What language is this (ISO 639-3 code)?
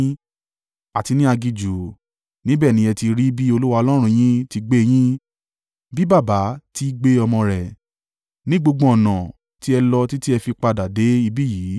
yor